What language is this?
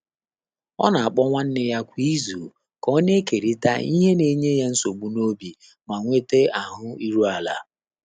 Igbo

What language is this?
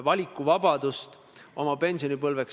Estonian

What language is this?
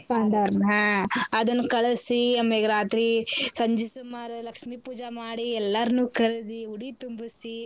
Kannada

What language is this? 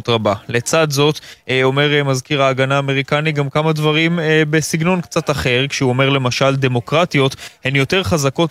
Hebrew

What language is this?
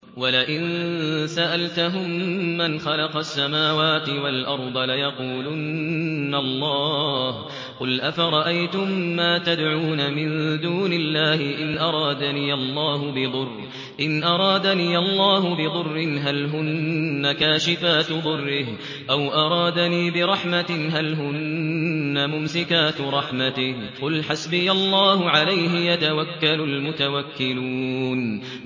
Arabic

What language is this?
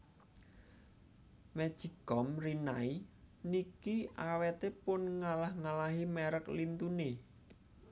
Javanese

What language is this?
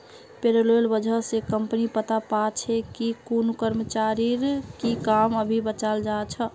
Magahi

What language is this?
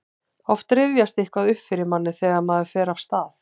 Icelandic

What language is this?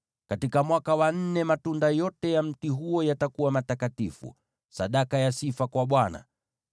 Swahili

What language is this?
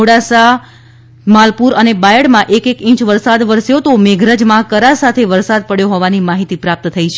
Gujarati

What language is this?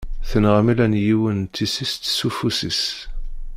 Kabyle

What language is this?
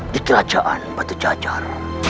Indonesian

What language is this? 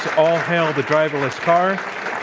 English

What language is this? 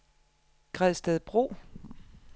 Danish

